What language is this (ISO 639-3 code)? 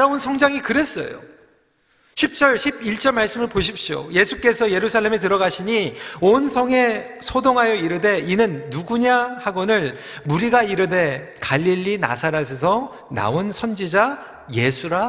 kor